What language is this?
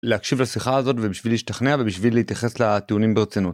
Hebrew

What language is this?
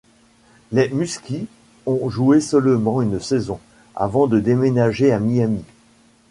French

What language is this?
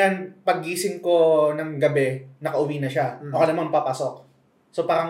Filipino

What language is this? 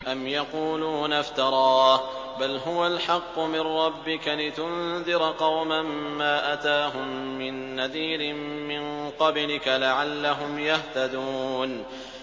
Arabic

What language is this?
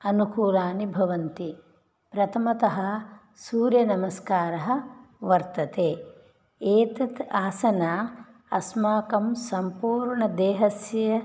Sanskrit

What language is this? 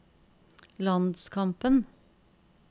Norwegian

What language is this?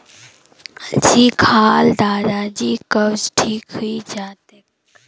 Magahi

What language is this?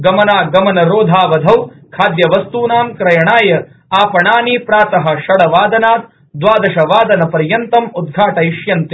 Sanskrit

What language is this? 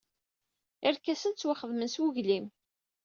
Kabyle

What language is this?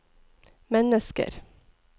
Norwegian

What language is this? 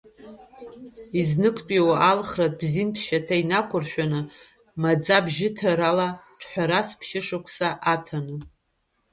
Abkhazian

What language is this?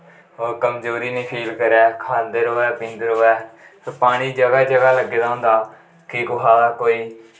Dogri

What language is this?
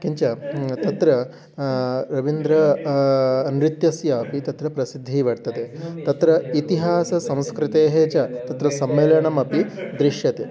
Sanskrit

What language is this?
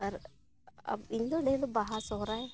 Santali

